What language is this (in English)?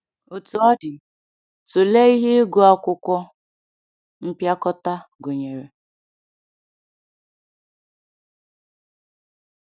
Igbo